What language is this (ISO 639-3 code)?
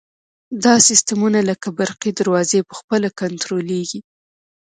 pus